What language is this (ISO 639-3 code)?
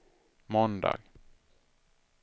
swe